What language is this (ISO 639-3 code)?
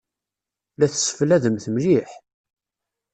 kab